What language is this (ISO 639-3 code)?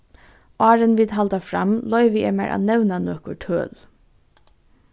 fao